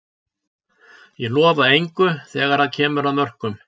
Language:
Icelandic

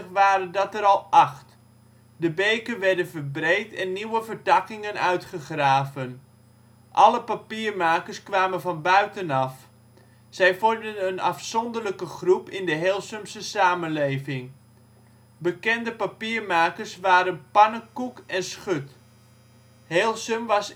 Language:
Dutch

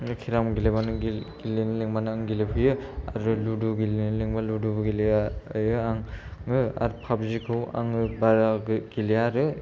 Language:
Bodo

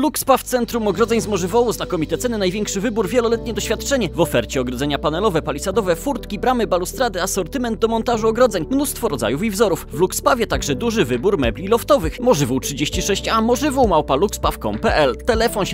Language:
Polish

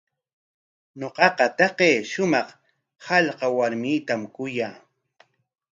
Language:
Corongo Ancash Quechua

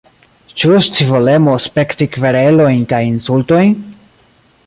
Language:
Esperanto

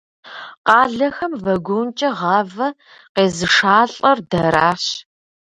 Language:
Kabardian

